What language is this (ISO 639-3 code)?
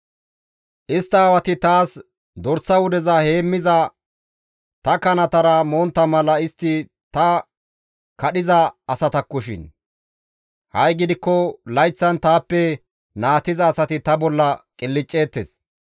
gmv